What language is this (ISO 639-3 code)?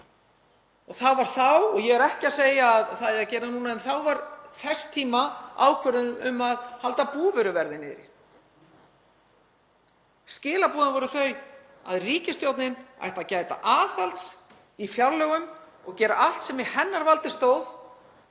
isl